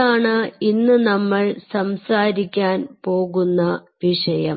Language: Malayalam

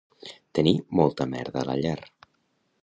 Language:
Catalan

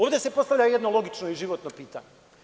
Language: Serbian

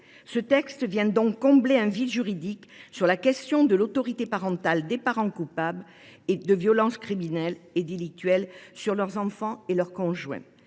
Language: French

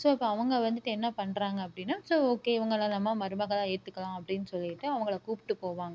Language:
Tamil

